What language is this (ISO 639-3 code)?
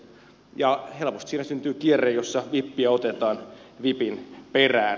fin